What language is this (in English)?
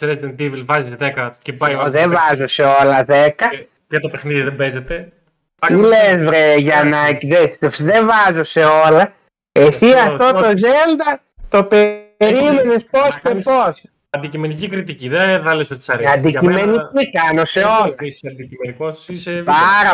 Greek